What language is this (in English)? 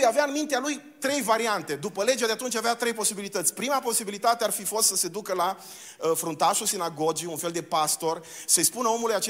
Romanian